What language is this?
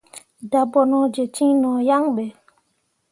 Mundang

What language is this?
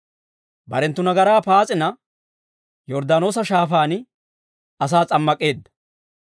Dawro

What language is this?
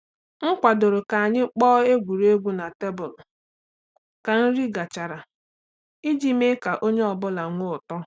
Igbo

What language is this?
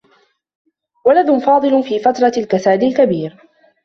Arabic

